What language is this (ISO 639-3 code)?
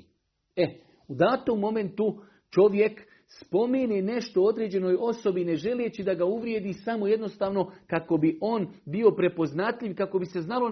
hrv